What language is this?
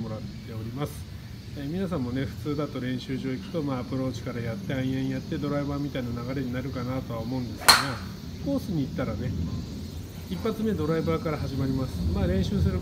Japanese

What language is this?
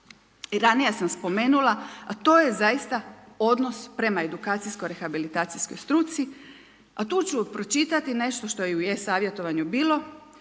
Croatian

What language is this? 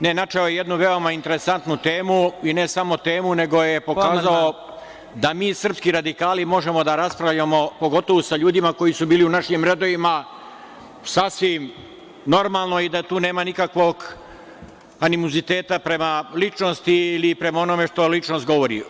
Serbian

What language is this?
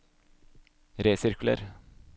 Norwegian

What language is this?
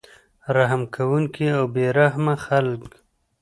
Pashto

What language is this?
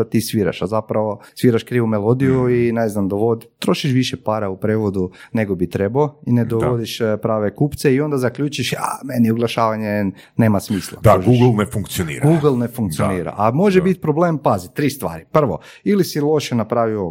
Croatian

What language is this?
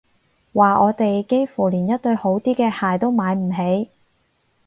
Cantonese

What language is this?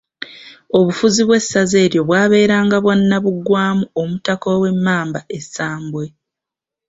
Ganda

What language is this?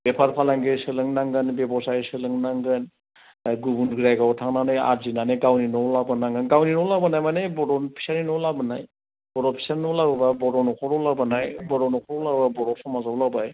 Bodo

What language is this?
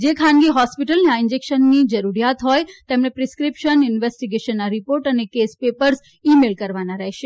Gujarati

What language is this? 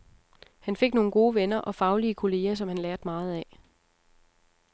Danish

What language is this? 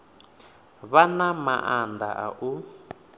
Venda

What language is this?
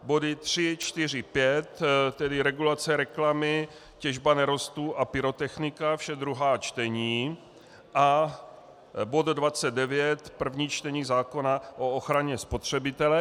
Czech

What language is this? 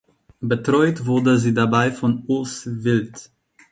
German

